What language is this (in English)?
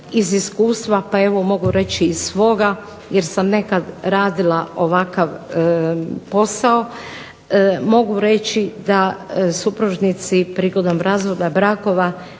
Croatian